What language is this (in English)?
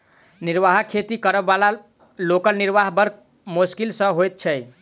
Maithili